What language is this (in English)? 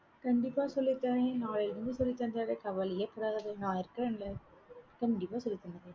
Tamil